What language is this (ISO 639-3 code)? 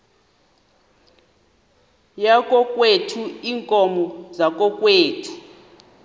xho